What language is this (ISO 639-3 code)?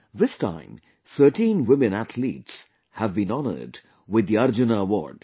eng